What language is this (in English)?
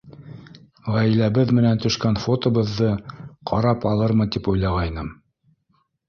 Bashkir